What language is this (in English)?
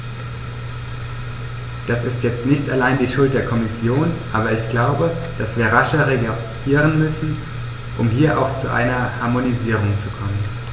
German